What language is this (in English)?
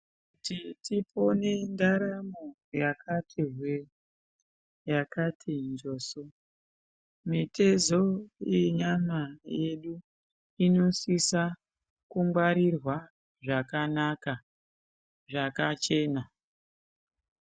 Ndau